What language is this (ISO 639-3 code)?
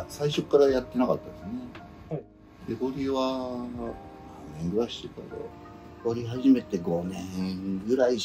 jpn